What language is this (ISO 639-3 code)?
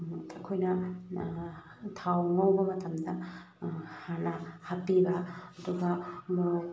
mni